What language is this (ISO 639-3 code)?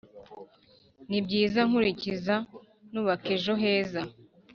kin